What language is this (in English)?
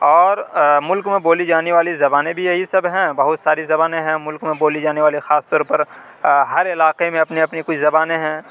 Urdu